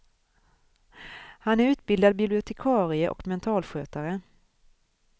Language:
Swedish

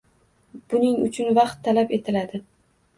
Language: Uzbek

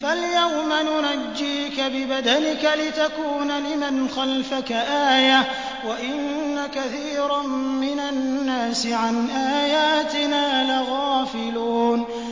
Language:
Arabic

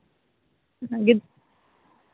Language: Santali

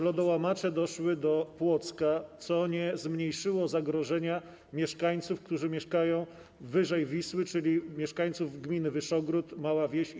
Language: Polish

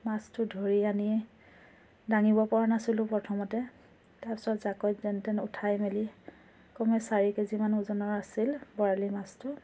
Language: Assamese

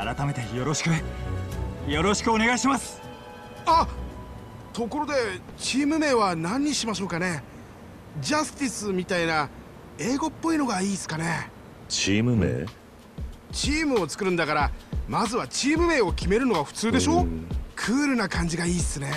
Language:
Japanese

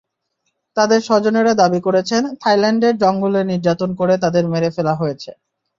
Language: Bangla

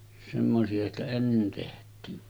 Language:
Finnish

